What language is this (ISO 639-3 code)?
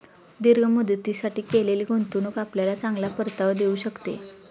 mar